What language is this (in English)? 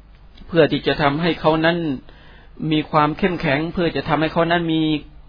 Thai